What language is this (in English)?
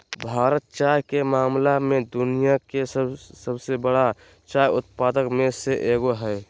Magahi